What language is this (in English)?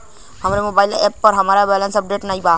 Bhojpuri